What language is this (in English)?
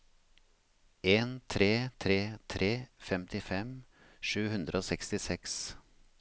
Norwegian